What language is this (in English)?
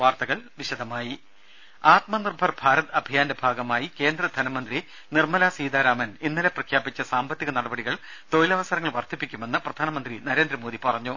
Malayalam